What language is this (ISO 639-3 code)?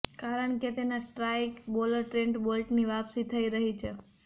guj